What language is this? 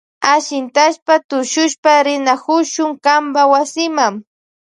Loja Highland Quichua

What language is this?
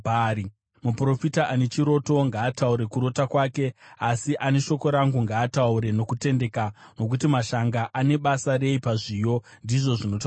Shona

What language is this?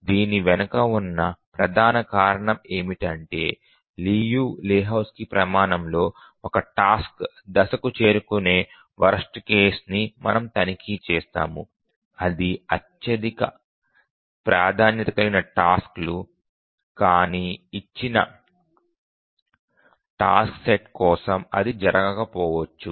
Telugu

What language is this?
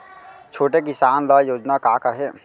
Chhattisgarhi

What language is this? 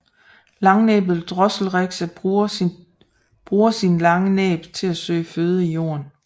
Danish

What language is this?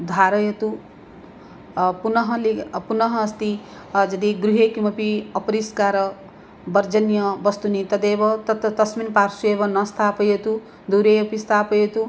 Sanskrit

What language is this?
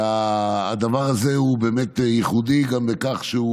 Hebrew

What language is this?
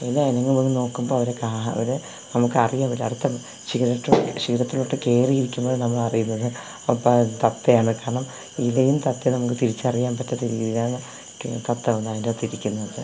Malayalam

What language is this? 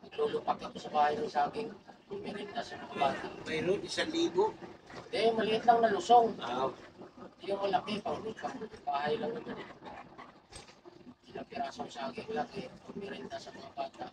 Filipino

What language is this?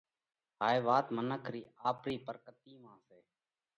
Parkari Koli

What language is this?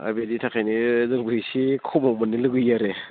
Bodo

